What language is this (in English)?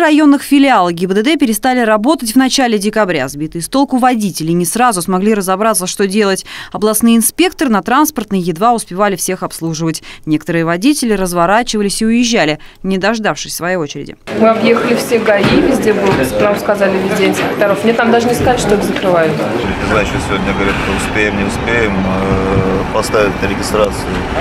Russian